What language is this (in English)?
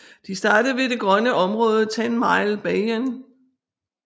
Danish